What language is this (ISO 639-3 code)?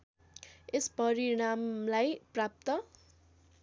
nep